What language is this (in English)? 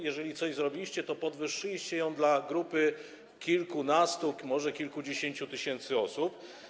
Polish